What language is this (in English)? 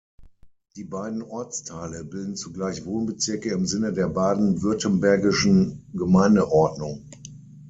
German